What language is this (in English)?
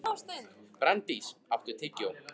Icelandic